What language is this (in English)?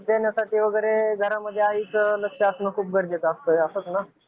Marathi